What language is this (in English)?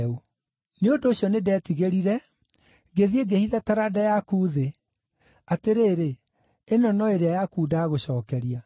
Kikuyu